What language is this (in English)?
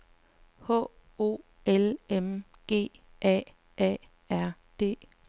Danish